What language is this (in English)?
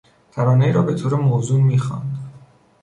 Persian